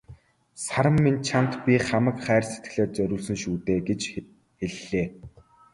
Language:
Mongolian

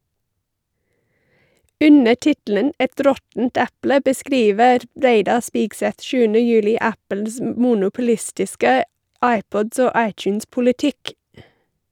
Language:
Norwegian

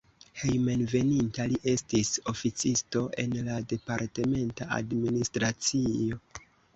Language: Esperanto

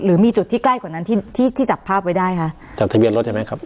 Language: Thai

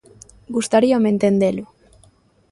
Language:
Galician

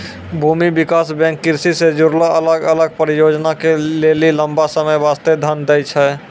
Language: Maithili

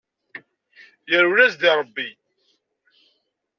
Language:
Kabyle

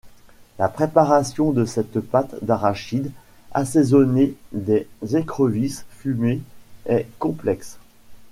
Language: French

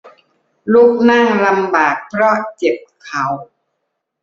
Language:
Thai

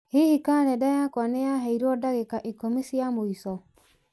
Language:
Kikuyu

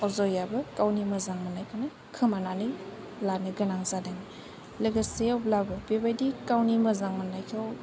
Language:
Bodo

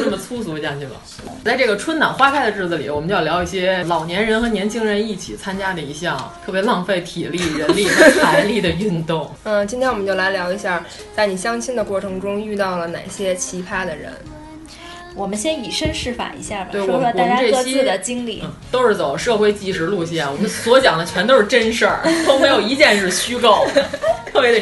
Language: Chinese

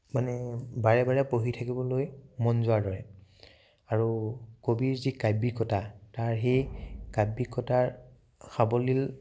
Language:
Assamese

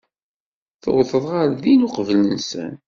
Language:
Kabyle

